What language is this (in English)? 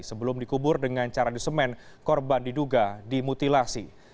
Indonesian